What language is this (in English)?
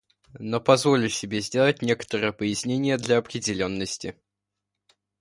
Russian